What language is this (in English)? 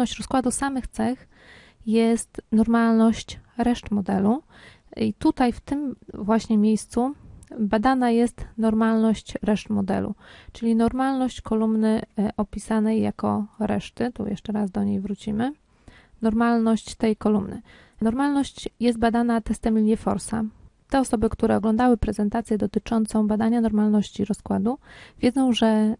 Polish